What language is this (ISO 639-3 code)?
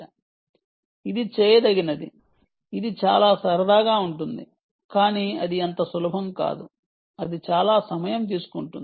tel